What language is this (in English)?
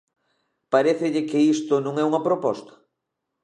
Galician